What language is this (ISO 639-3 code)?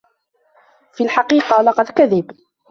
ara